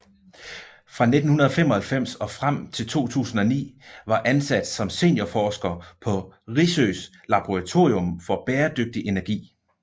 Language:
Danish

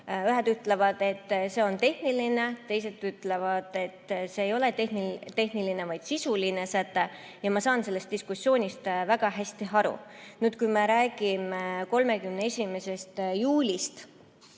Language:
Estonian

